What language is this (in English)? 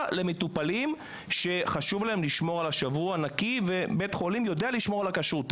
Hebrew